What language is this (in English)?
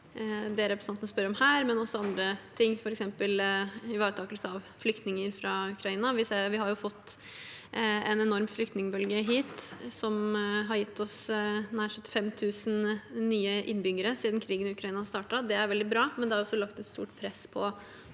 Norwegian